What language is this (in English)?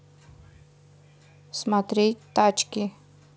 Russian